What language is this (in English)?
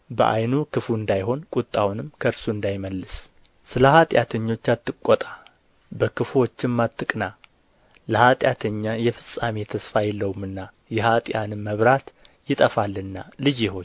Amharic